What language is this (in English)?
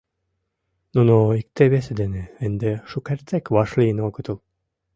Mari